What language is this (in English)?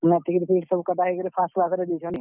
Odia